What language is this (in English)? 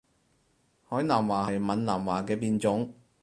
Cantonese